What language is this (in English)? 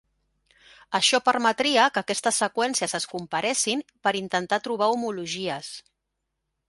Catalan